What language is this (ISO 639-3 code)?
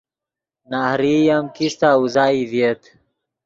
ydg